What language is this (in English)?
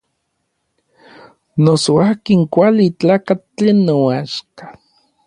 Orizaba Nahuatl